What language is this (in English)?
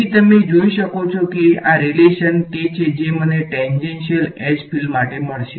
Gujarati